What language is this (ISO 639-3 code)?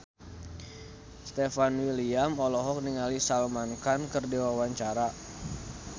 sun